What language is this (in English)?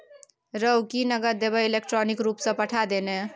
Maithili